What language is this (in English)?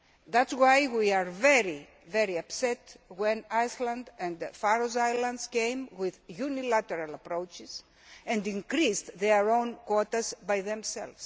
English